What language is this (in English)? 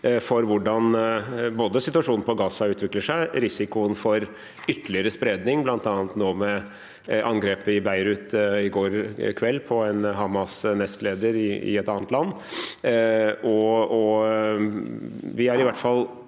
Norwegian